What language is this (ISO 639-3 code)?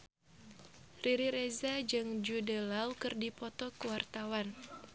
sun